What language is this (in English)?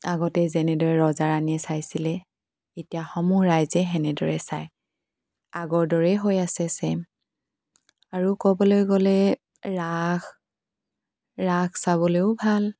Assamese